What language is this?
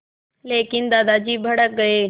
Hindi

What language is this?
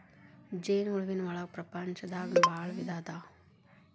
Kannada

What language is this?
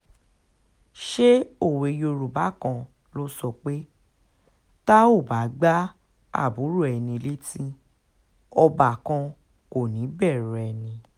Yoruba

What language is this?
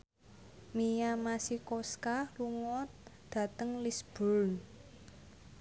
Javanese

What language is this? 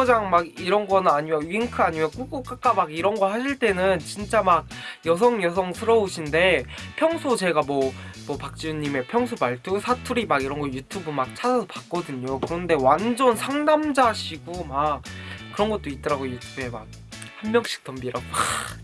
Korean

